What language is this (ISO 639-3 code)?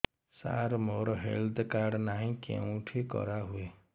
ori